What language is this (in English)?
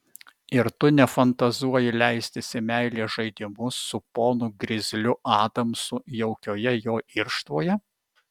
Lithuanian